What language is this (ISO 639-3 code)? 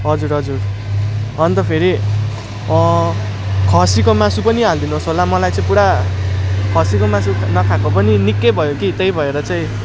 nep